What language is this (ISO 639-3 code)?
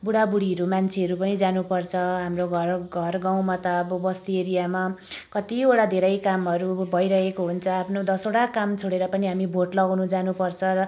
nep